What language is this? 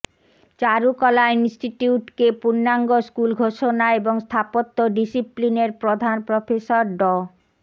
Bangla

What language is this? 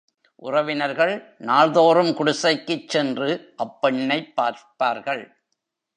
Tamil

